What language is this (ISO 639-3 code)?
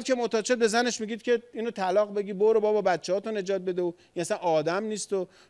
fas